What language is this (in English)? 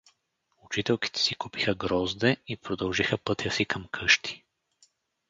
Bulgarian